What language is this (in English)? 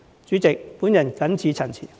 Cantonese